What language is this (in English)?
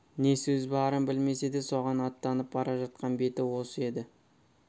Kazakh